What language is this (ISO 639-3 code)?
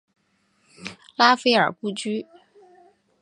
zho